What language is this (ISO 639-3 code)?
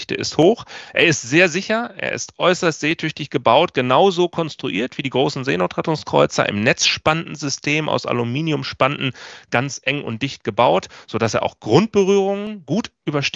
deu